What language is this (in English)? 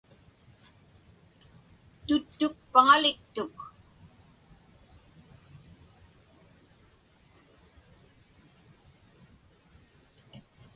Inupiaq